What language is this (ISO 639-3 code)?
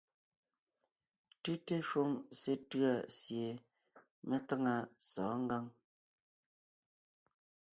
nnh